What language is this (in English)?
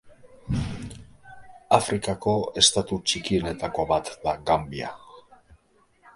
Basque